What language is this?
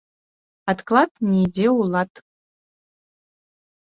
Belarusian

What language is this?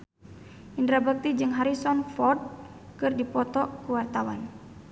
Sundanese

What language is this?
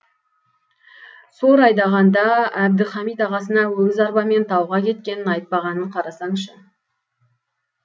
Kazakh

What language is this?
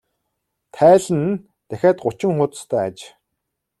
Mongolian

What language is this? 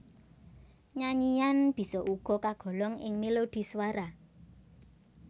Javanese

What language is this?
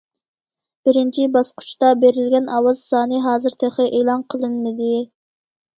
Uyghur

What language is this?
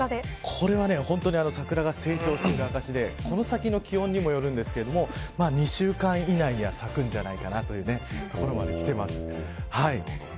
Japanese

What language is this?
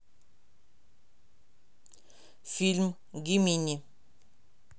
Russian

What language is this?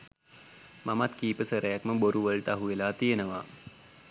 Sinhala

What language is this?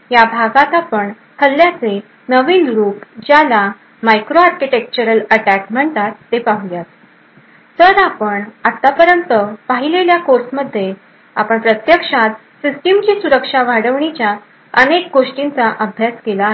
Marathi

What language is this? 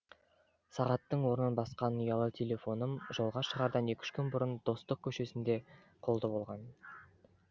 Kazakh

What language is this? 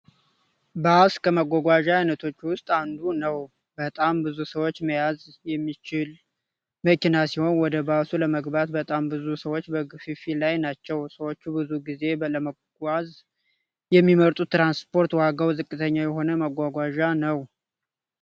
Amharic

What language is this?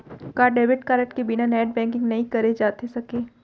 Chhattisgarhi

